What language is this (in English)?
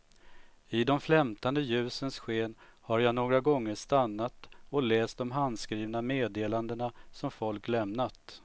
Swedish